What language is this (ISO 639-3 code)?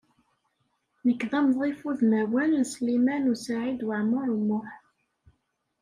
kab